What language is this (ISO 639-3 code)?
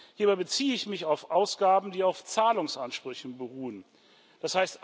deu